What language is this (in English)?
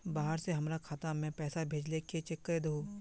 Magahi